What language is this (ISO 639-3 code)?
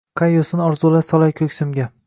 uzb